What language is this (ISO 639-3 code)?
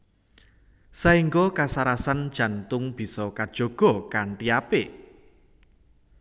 jav